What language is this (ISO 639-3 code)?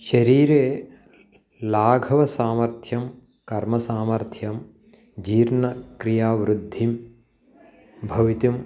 san